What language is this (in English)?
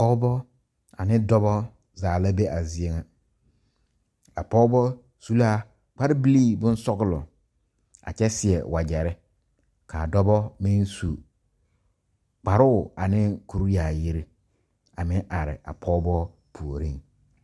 Southern Dagaare